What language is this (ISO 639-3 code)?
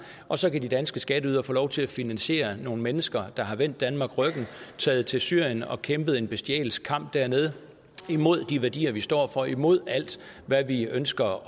dan